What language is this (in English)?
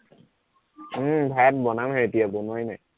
Assamese